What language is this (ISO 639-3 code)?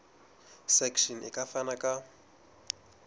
sot